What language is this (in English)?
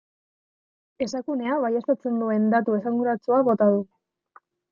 Basque